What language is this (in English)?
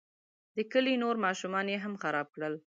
Pashto